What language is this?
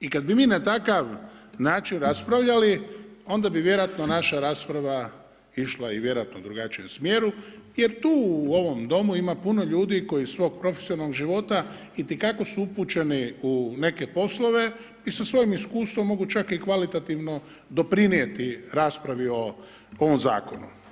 Croatian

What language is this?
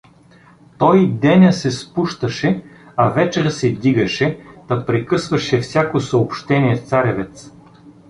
Bulgarian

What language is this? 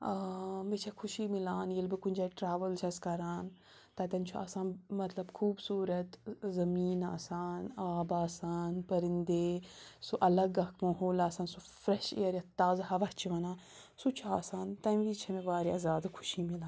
Kashmiri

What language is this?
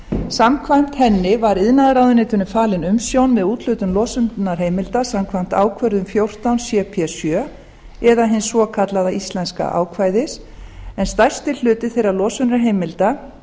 Icelandic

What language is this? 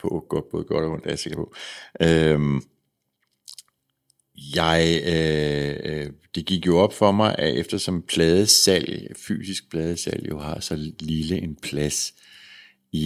Danish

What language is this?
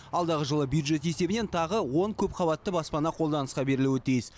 Kazakh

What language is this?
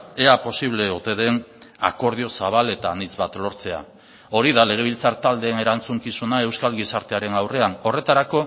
Basque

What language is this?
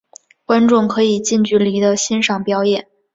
Chinese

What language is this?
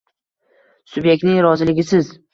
Uzbek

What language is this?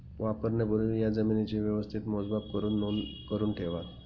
Marathi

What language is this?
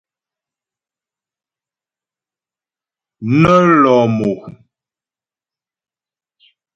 Ghomala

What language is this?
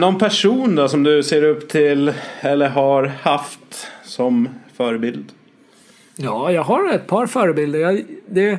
Swedish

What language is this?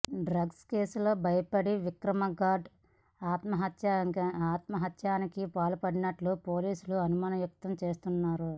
Telugu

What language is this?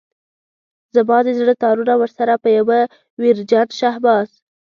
Pashto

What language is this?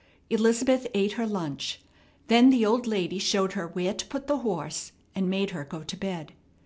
English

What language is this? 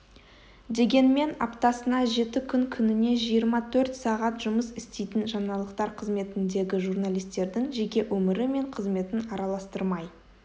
Kazakh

